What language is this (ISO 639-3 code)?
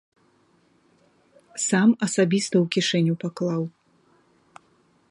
bel